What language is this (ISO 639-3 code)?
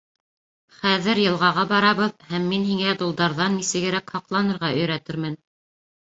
bak